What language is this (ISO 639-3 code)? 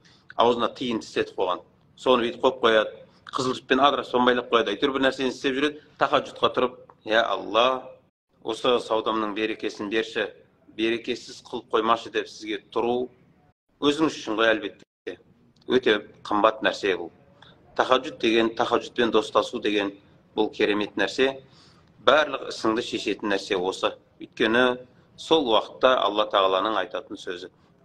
tur